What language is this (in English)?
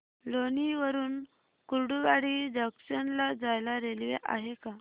Marathi